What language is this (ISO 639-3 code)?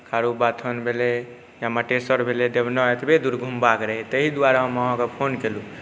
mai